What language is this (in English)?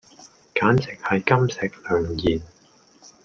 Cantonese